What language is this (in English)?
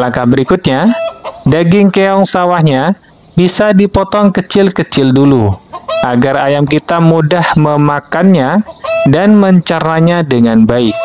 Indonesian